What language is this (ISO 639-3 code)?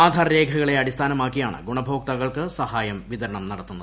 mal